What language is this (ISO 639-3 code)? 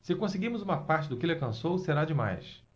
por